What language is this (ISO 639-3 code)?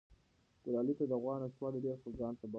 pus